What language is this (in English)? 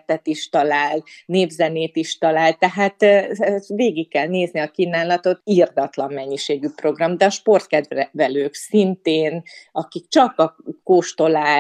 Hungarian